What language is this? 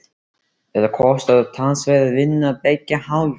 Icelandic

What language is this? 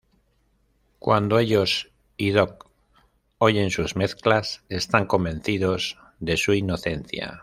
Spanish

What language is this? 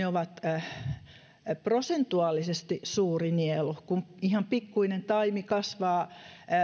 Finnish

